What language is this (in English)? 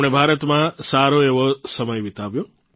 Gujarati